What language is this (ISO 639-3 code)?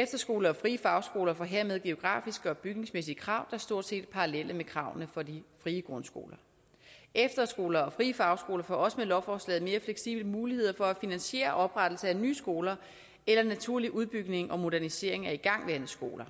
dan